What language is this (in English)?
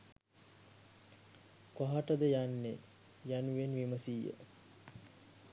Sinhala